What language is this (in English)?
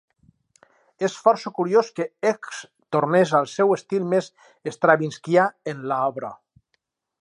Catalan